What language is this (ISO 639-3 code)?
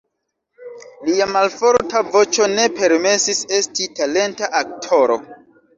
epo